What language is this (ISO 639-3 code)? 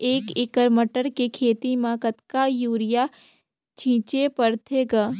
hne